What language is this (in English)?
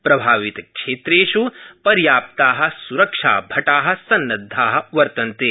Sanskrit